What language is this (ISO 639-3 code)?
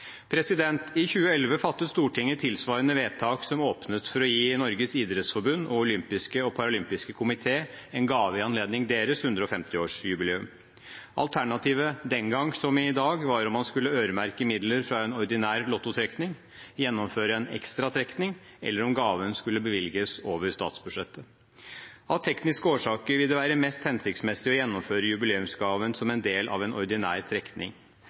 nob